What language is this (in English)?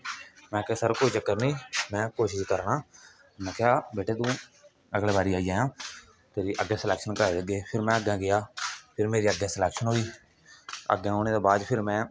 Dogri